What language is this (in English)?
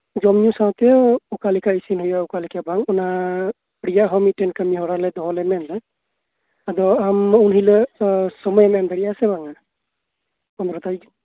Santali